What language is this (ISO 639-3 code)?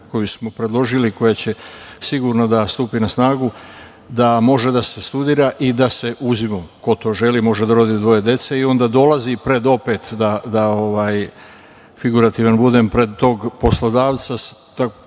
srp